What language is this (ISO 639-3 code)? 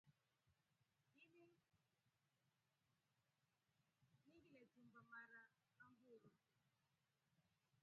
rof